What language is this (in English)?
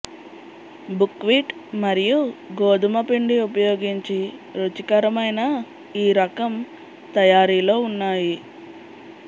Telugu